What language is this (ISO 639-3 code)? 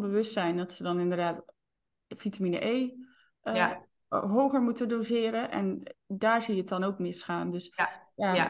nld